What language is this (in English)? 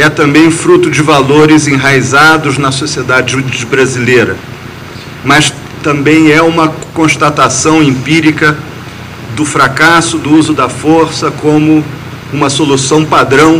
Portuguese